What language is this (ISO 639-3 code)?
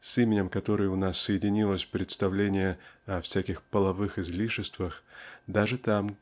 rus